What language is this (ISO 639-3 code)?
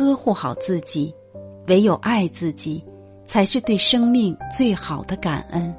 zho